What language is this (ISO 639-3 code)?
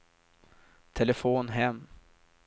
swe